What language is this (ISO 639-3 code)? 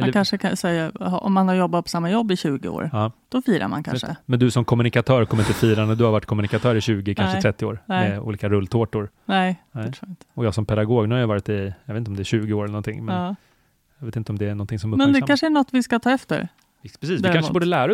swe